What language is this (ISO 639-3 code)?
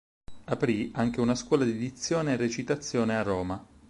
ita